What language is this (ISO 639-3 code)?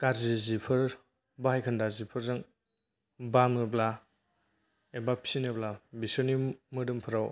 brx